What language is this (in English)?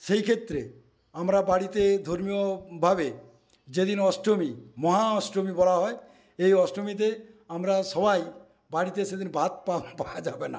Bangla